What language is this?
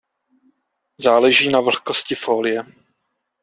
Czech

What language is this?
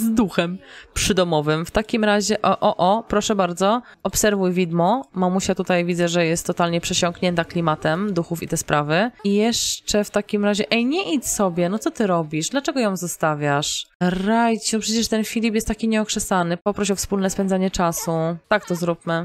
Polish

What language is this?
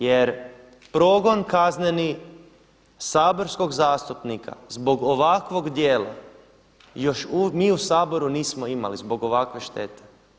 Croatian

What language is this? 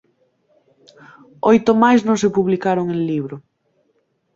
Galician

